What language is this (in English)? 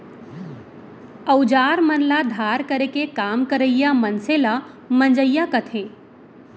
Chhattisgarhi